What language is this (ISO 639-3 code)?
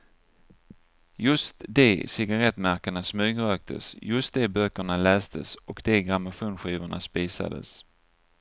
swe